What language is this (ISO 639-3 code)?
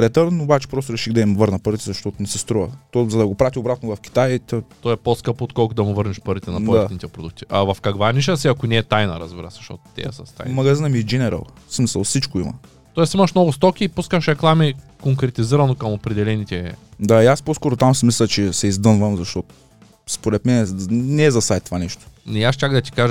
bul